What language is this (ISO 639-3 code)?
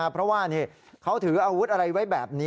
tha